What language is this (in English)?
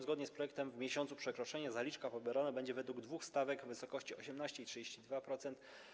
Polish